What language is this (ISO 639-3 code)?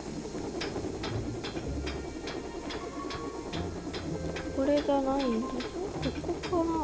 jpn